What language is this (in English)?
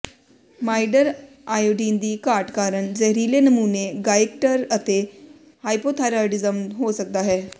Punjabi